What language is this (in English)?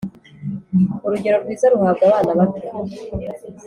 Kinyarwanda